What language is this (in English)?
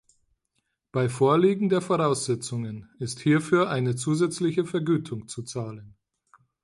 German